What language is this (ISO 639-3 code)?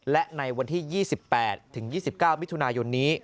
tha